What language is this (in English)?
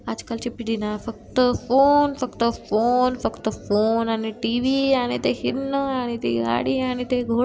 Marathi